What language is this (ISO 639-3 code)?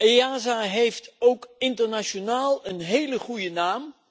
nld